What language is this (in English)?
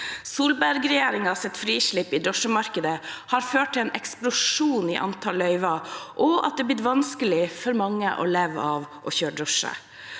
Norwegian